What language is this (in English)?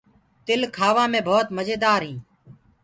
Gurgula